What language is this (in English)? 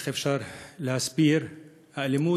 Hebrew